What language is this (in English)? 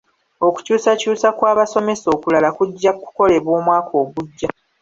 Ganda